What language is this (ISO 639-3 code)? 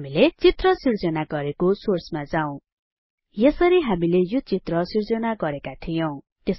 nep